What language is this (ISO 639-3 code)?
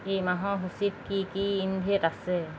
asm